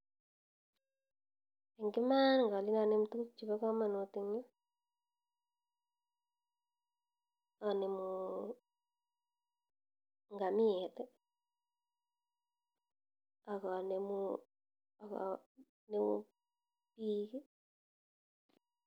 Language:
Kalenjin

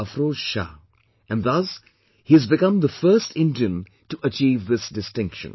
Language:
English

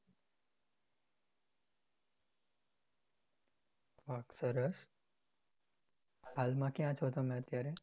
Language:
Gujarati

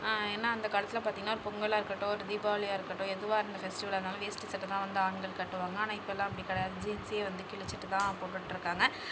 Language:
Tamil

